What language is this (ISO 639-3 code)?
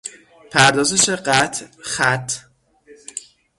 fas